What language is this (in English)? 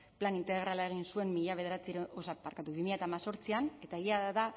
Basque